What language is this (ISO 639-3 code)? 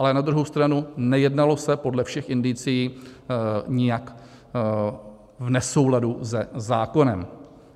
ces